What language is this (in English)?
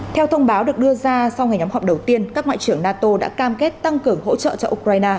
Vietnamese